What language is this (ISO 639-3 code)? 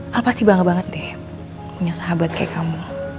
ind